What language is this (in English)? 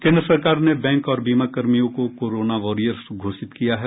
Hindi